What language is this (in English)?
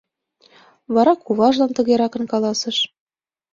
Mari